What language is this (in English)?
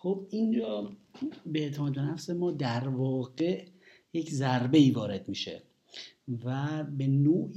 Persian